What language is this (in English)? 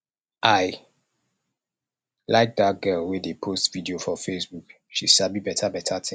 Nigerian Pidgin